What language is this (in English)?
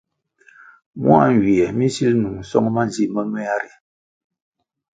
Kwasio